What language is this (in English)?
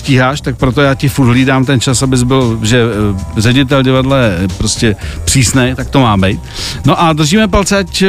Czech